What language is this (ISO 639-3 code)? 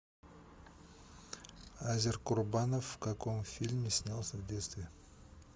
rus